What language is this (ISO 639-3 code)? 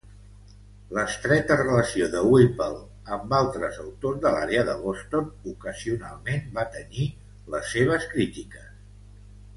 cat